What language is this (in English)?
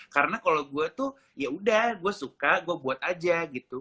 Indonesian